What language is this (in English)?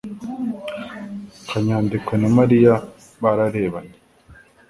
Kinyarwanda